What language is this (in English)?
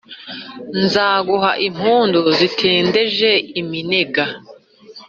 Kinyarwanda